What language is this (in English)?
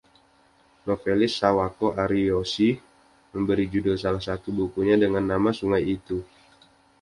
Indonesian